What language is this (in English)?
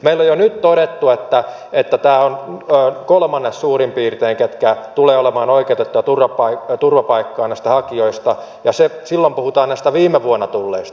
Finnish